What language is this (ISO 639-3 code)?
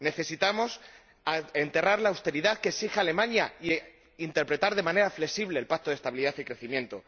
spa